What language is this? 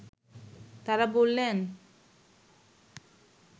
Bangla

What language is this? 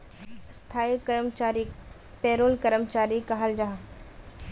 Magahi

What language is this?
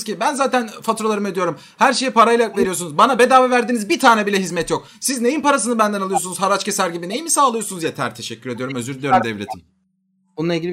Turkish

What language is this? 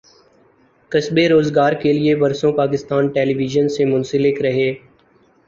Urdu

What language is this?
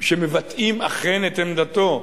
Hebrew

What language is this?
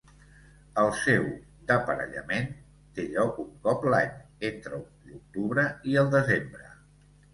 Catalan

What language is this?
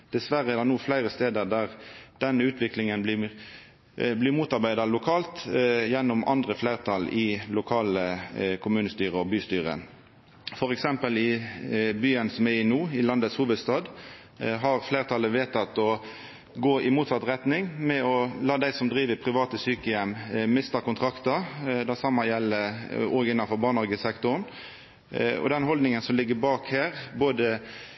Norwegian Nynorsk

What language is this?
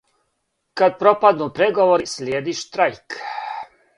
Serbian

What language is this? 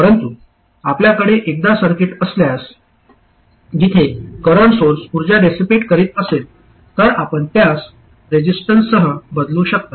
Marathi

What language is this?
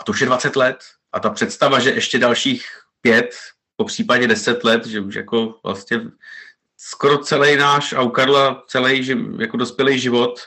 Czech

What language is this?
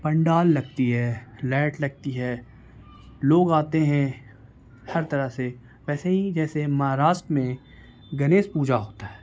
Urdu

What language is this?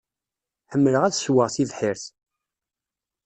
Kabyle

